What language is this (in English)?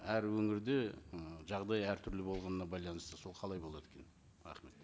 Kazakh